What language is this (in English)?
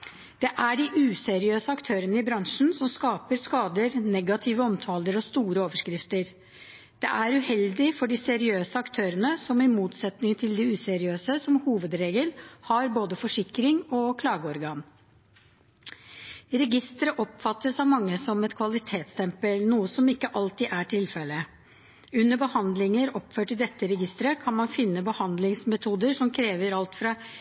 Norwegian Bokmål